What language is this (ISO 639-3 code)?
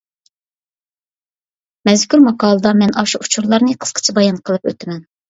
uig